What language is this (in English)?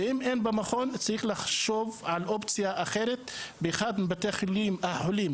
Hebrew